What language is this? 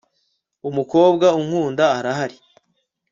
Kinyarwanda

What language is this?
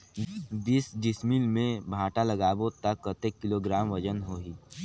Chhattisgarhi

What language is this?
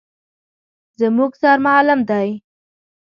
Pashto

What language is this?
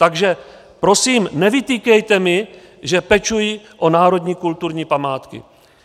Czech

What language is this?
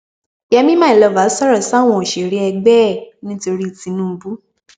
Yoruba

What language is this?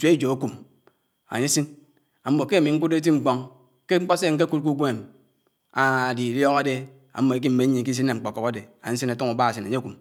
Anaang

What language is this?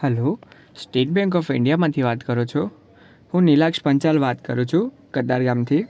Gujarati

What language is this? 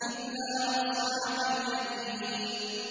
Arabic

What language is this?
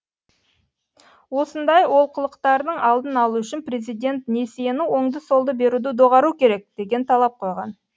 Kazakh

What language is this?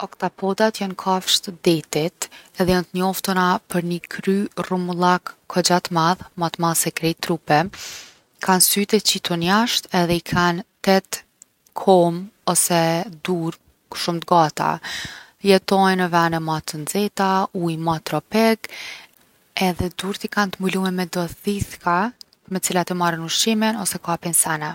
Gheg Albanian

